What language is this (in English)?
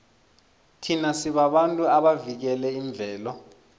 South Ndebele